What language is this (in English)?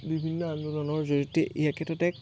Assamese